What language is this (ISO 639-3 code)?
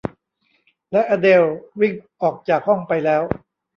tha